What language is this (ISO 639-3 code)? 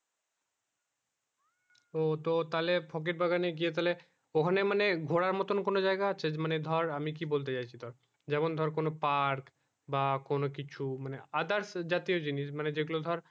ben